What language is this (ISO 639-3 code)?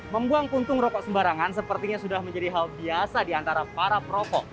ind